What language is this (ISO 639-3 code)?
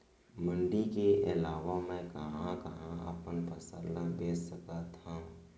hne